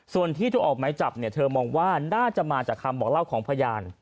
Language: Thai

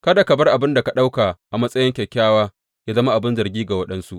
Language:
Hausa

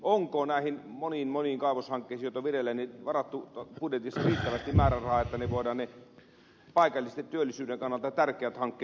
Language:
Finnish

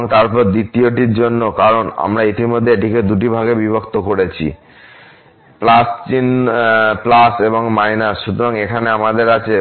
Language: Bangla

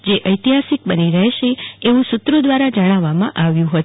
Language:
Gujarati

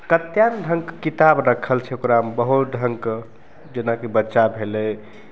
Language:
Maithili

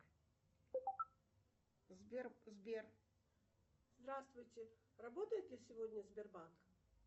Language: Russian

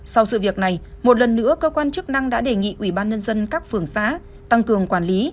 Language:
Vietnamese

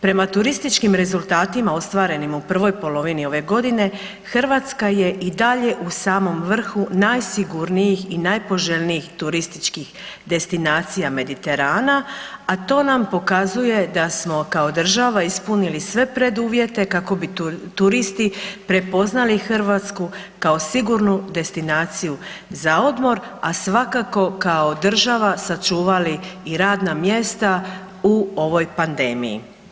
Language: Croatian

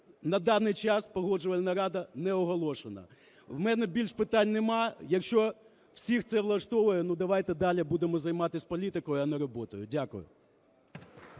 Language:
Ukrainian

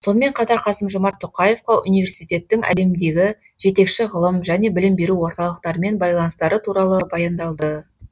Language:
Kazakh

